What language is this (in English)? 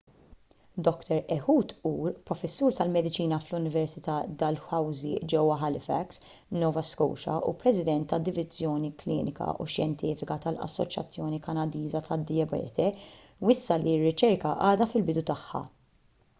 Maltese